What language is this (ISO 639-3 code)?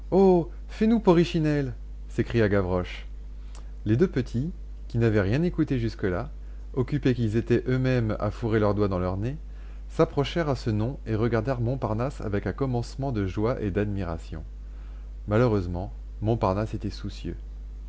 fra